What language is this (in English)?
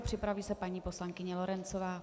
Czech